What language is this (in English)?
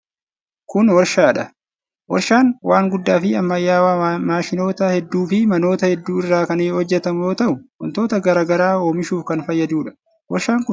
Oromo